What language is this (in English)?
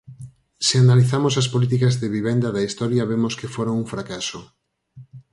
Galician